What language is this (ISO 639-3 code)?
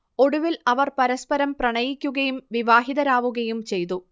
mal